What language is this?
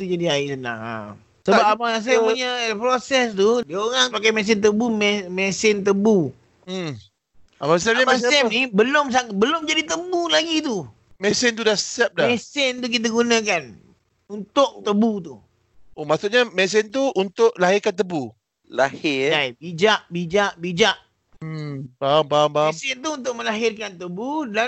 Malay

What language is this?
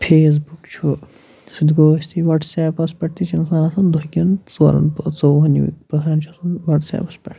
Kashmiri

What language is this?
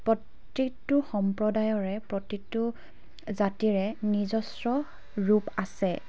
Assamese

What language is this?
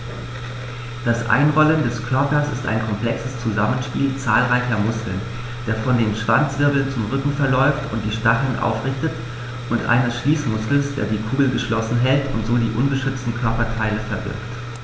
German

